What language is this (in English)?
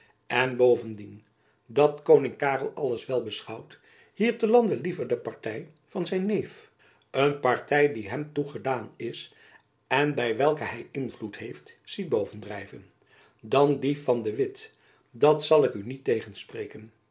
Dutch